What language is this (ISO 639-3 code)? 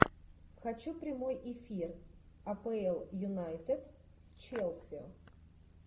rus